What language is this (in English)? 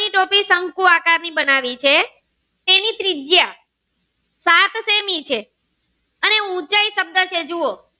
Gujarati